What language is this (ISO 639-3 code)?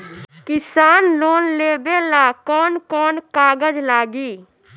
bho